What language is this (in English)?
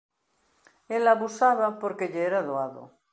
Galician